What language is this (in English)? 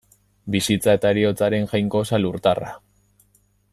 Basque